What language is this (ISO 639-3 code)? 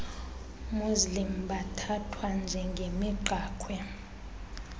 xho